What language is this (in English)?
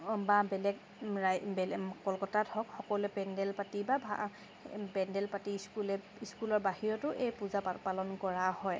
Assamese